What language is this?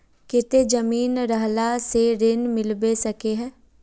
Magahi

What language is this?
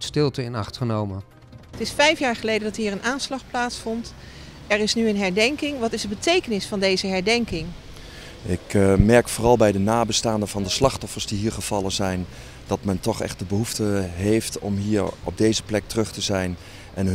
Dutch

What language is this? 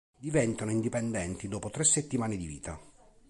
Italian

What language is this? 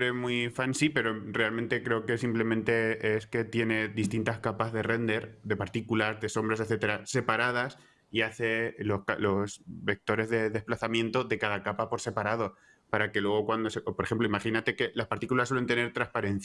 Spanish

